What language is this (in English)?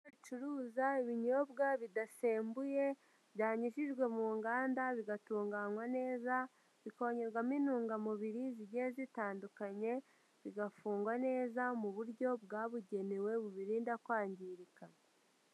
Kinyarwanda